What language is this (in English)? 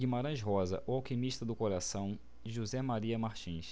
Portuguese